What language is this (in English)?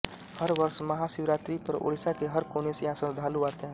Hindi